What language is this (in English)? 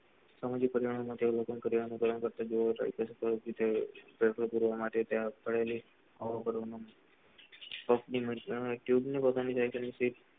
Gujarati